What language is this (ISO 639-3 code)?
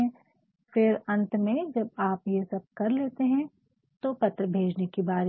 hin